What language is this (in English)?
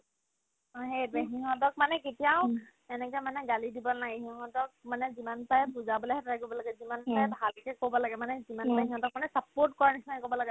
Assamese